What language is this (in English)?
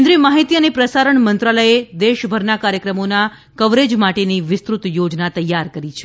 Gujarati